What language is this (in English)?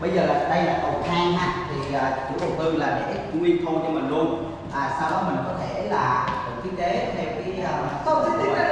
Vietnamese